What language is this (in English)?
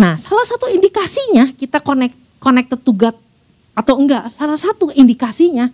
Indonesian